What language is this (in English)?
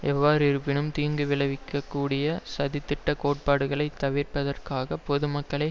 Tamil